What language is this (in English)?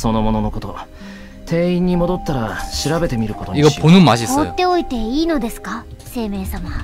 Japanese